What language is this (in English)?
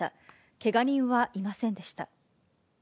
Japanese